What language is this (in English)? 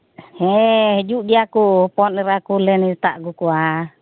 Santali